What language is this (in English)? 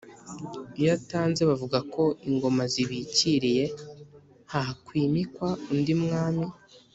Kinyarwanda